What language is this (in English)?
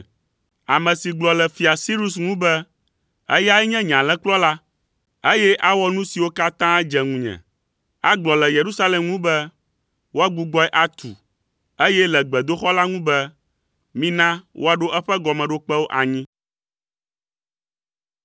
Ewe